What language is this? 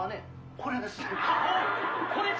Japanese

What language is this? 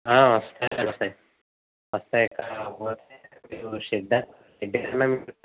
Telugu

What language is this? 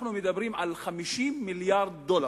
Hebrew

